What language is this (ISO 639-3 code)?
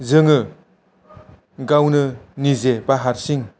brx